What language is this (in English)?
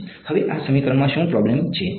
Gujarati